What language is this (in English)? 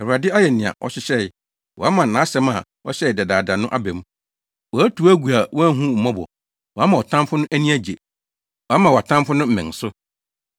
Akan